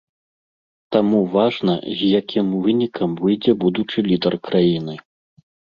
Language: Belarusian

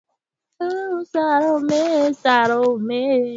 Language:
Swahili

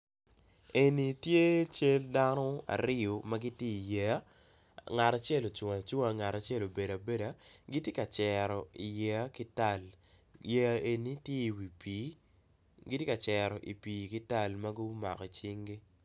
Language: Acoli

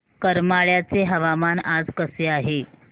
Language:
Marathi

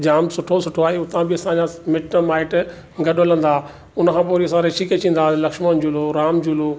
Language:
Sindhi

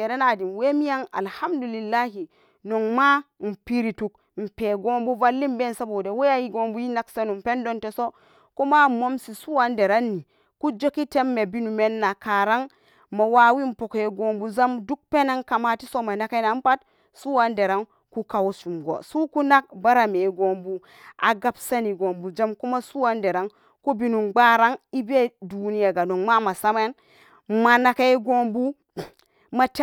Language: Samba Daka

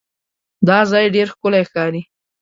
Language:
Pashto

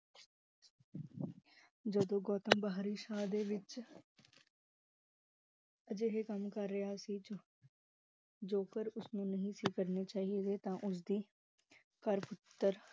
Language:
Punjabi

